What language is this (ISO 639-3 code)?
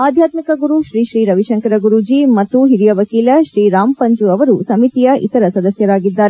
kan